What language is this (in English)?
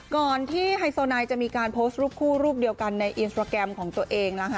Thai